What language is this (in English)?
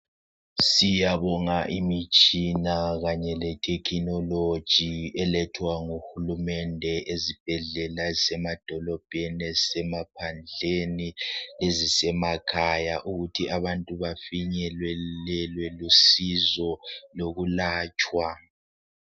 North Ndebele